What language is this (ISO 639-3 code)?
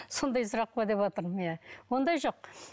kaz